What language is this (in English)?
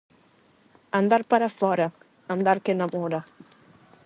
Galician